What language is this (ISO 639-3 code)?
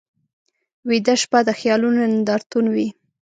pus